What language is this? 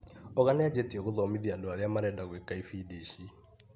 Kikuyu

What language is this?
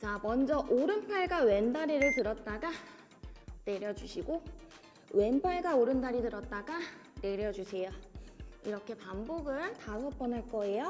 Korean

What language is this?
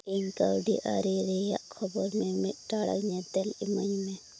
Santali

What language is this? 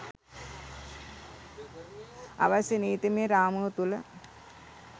Sinhala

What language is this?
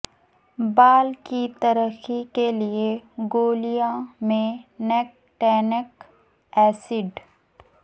Urdu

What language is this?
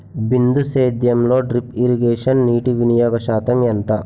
Telugu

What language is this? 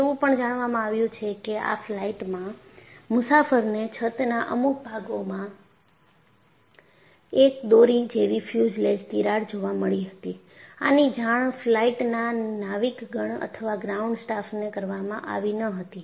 Gujarati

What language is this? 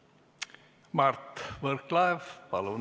Estonian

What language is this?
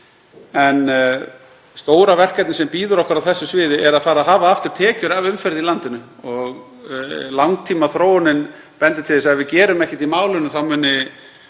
Icelandic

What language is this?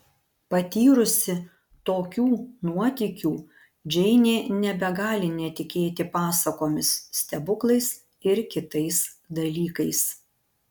Lithuanian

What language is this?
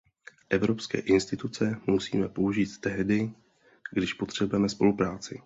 Czech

